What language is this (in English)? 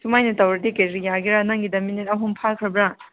Manipuri